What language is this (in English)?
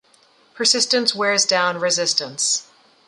English